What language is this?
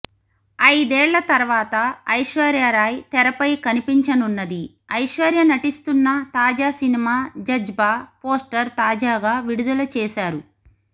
Telugu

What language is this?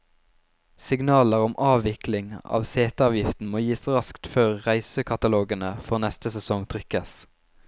Norwegian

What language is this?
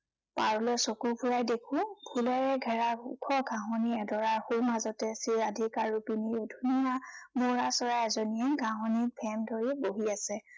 Assamese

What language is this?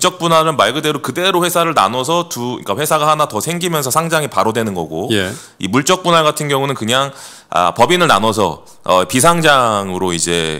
Korean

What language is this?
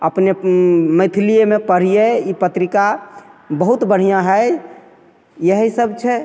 Maithili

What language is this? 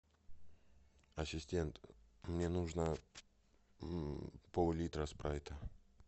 Russian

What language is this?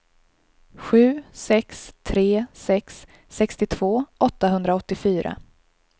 Swedish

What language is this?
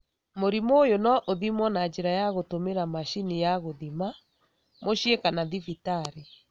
Kikuyu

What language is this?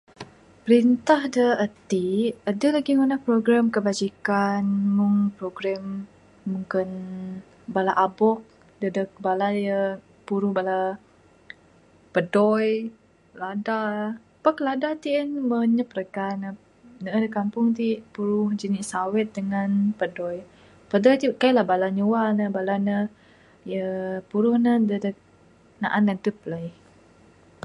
Bukar-Sadung Bidayuh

